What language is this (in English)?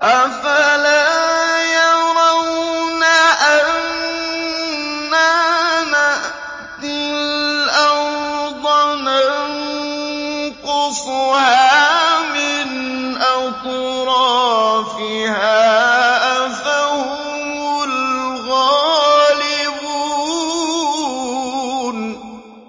Arabic